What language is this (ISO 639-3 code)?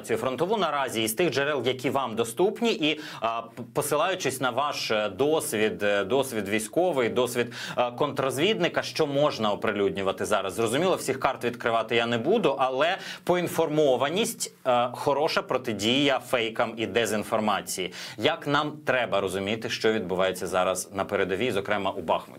ukr